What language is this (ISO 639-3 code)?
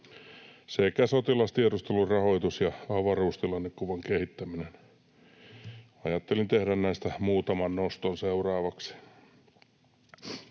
fin